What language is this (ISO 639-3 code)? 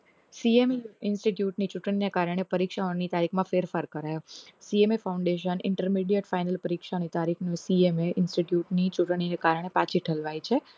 guj